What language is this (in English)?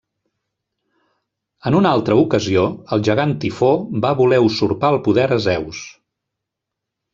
Catalan